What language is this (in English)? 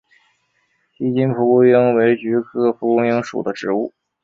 Chinese